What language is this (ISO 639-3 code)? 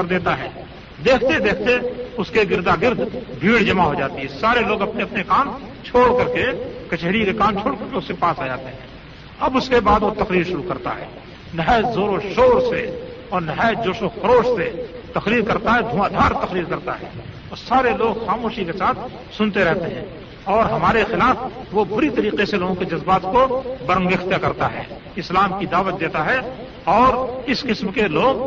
urd